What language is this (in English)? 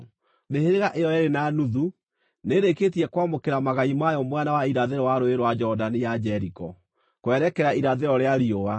Kikuyu